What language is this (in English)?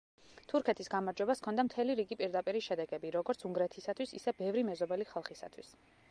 Georgian